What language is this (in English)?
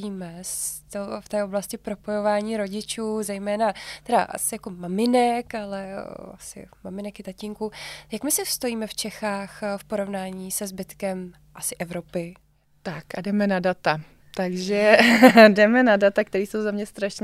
Czech